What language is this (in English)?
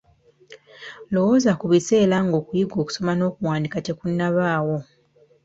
Ganda